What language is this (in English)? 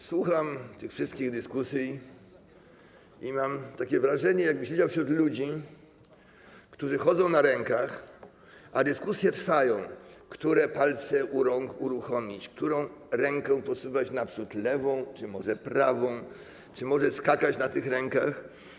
Polish